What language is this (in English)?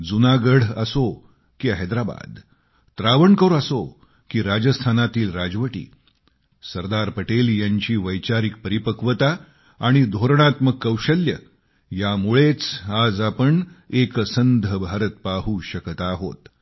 Marathi